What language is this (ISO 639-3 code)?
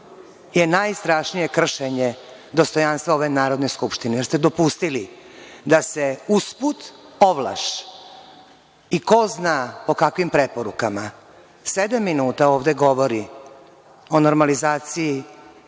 srp